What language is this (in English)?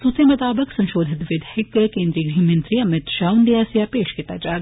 Dogri